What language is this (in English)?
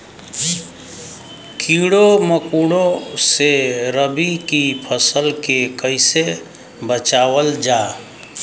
Bhojpuri